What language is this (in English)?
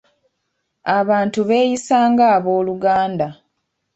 Ganda